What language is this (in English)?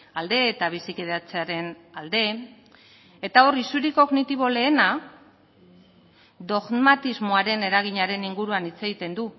Basque